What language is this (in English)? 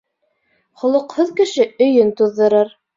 Bashkir